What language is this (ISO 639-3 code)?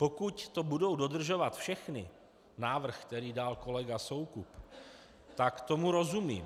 ces